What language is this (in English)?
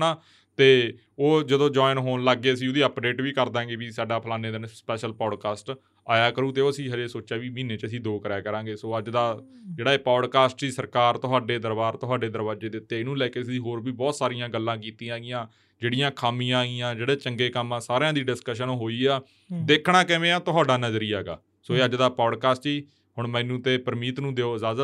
Punjabi